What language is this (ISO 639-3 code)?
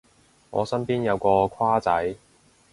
yue